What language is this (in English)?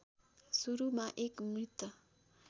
Nepali